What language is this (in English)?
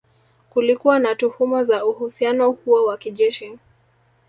Swahili